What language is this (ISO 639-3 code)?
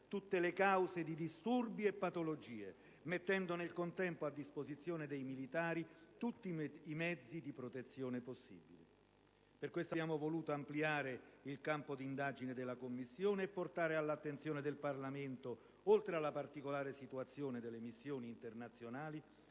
ita